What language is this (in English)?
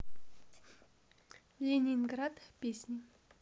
Russian